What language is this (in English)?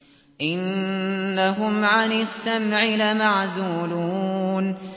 Arabic